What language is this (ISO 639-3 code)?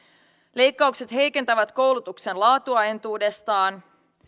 fin